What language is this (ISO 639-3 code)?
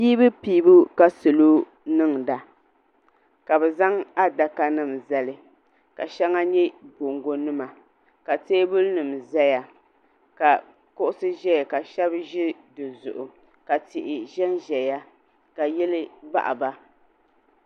dag